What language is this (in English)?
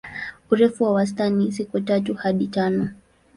Swahili